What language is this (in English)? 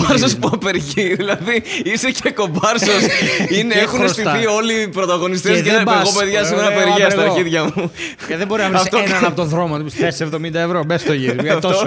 Greek